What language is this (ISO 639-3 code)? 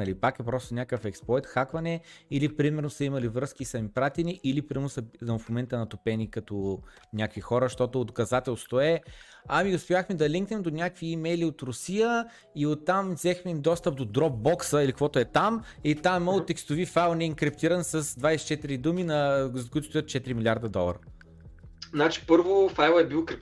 bul